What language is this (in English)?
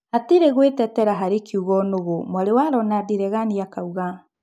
Kikuyu